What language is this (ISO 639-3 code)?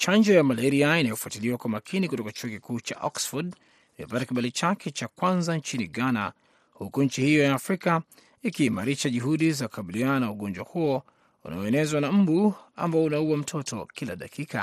swa